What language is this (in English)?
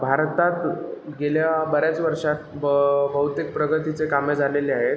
Marathi